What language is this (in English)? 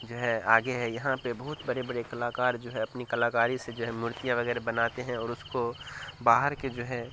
Urdu